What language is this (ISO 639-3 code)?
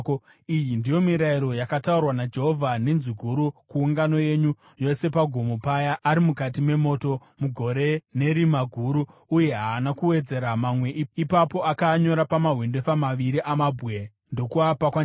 sna